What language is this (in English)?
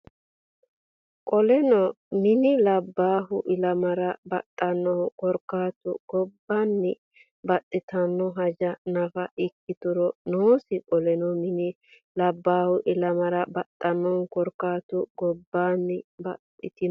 Sidamo